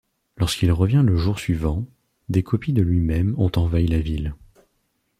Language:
French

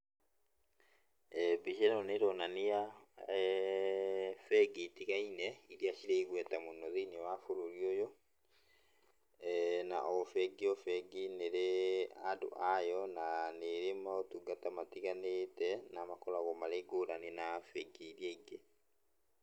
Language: Kikuyu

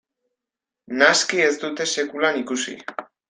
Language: Basque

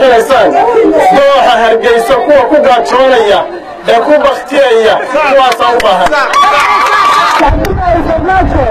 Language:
Arabic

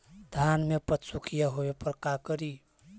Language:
Magahi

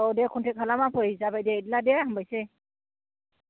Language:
Bodo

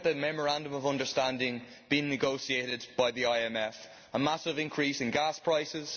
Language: English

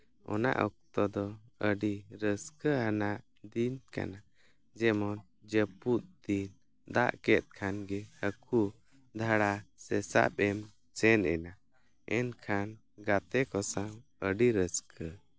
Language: Santali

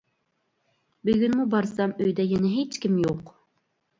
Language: Uyghur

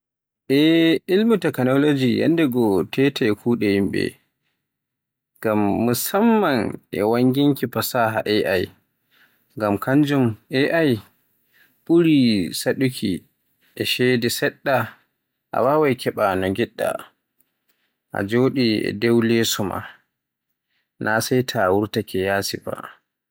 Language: Borgu Fulfulde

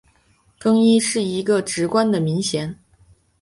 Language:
Chinese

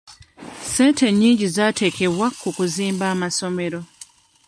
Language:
Ganda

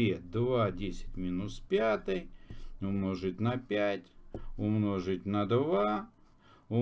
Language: Russian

